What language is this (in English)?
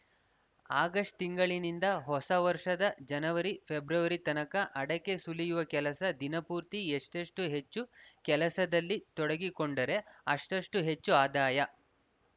Kannada